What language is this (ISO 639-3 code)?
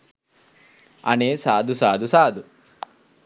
sin